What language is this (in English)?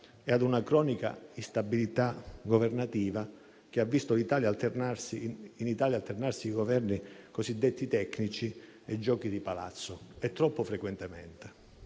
Italian